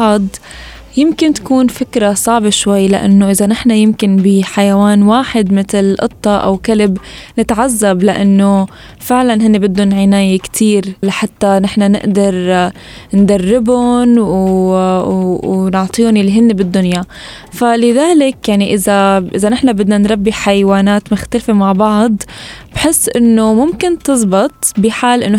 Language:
Arabic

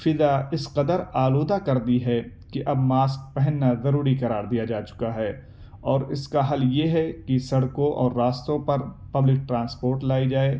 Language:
Urdu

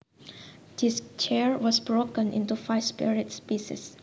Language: Javanese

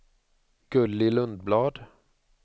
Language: Swedish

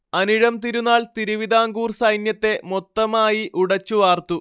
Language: Malayalam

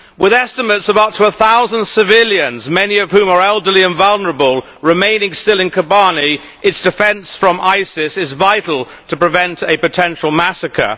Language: English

